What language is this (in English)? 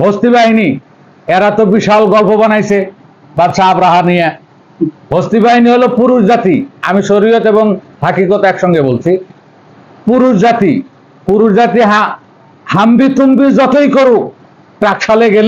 Arabic